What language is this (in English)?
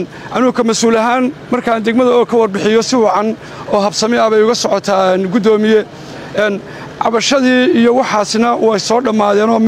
Arabic